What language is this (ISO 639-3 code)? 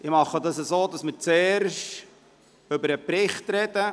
gsw